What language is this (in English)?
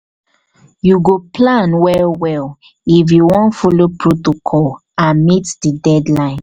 Nigerian Pidgin